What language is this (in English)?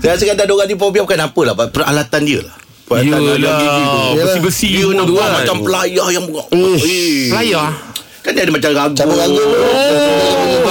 Malay